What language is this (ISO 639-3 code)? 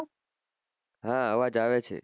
guj